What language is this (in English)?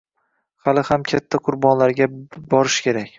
Uzbek